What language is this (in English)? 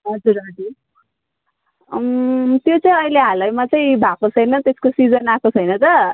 Nepali